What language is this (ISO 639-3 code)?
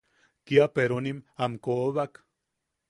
yaq